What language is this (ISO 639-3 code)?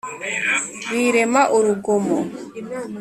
kin